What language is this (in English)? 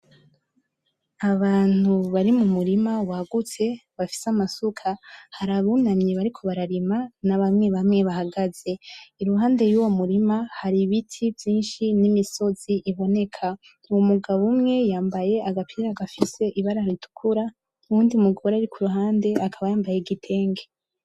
Rundi